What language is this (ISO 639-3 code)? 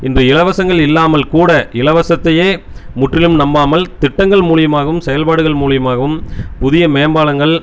tam